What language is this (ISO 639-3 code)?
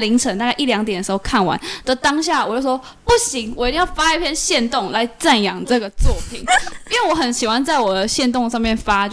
zho